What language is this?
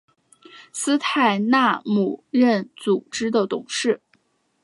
Chinese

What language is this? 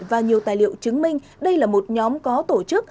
Vietnamese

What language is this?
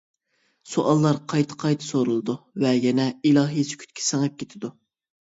Uyghur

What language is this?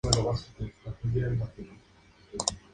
Spanish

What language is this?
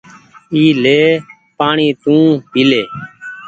Goaria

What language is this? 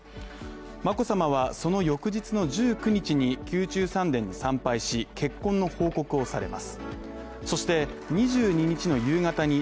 Japanese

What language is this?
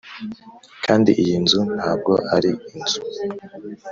Kinyarwanda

